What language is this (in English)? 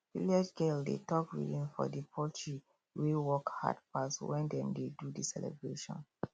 Nigerian Pidgin